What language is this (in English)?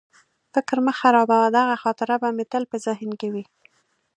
Pashto